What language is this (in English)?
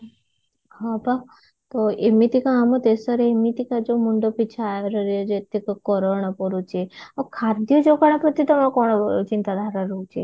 Odia